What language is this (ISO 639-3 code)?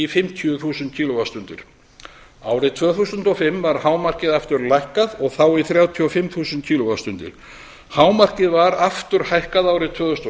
isl